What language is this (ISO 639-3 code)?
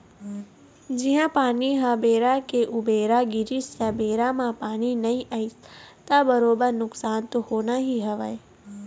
hne